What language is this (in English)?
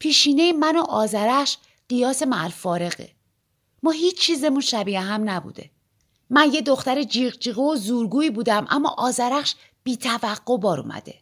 Persian